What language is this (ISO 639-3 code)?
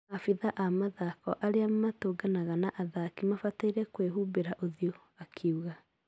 kik